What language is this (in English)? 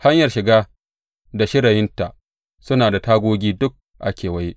Hausa